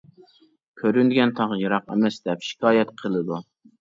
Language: Uyghur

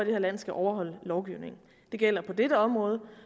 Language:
Danish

